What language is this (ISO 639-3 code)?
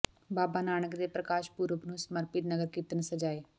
pan